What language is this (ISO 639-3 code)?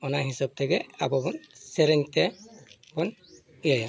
sat